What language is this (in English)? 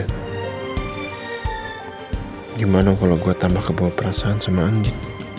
Indonesian